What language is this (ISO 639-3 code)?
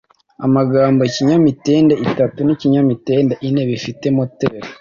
kin